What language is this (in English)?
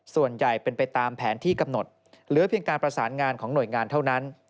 Thai